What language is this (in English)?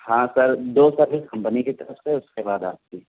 Urdu